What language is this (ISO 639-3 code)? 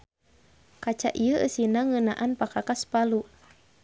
sun